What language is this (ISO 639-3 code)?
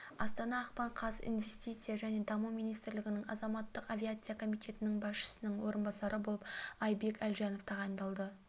kaz